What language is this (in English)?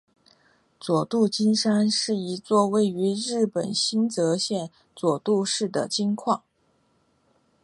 Chinese